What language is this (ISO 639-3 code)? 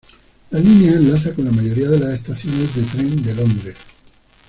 spa